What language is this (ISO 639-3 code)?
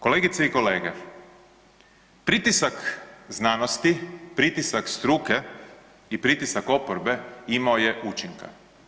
hrv